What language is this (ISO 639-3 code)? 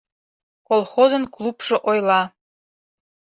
chm